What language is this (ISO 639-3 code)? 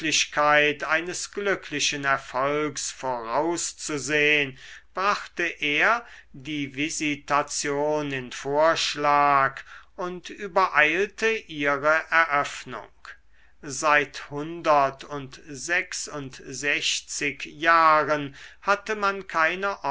deu